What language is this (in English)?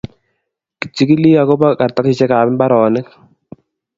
Kalenjin